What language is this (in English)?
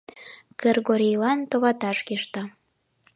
Mari